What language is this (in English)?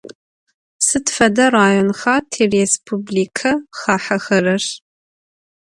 Adyghe